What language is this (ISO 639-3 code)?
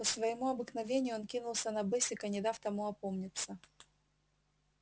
rus